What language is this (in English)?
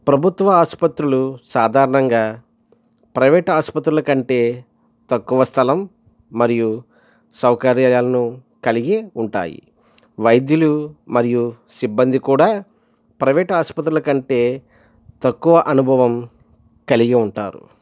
Telugu